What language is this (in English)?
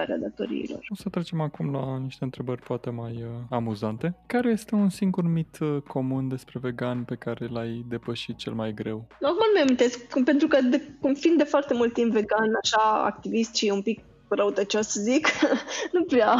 Romanian